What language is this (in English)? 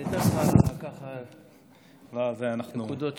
Hebrew